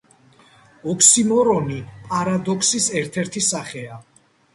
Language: Georgian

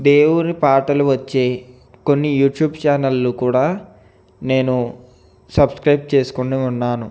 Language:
Telugu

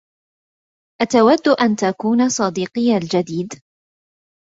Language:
Arabic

